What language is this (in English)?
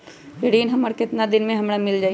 Magahi